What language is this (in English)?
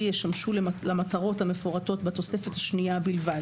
Hebrew